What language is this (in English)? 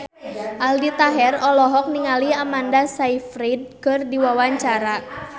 Sundanese